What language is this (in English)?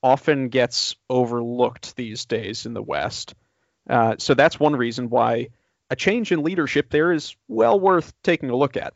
English